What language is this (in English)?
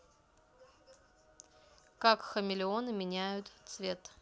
Russian